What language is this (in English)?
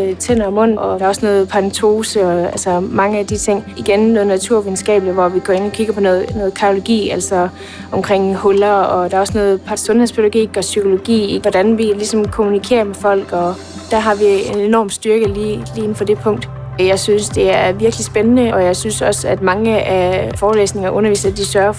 Danish